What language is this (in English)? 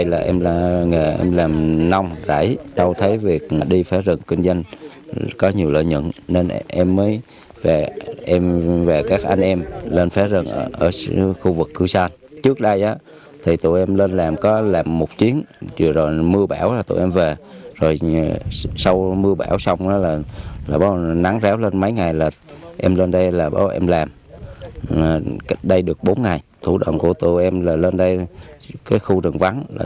Vietnamese